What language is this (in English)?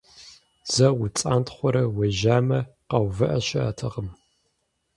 Kabardian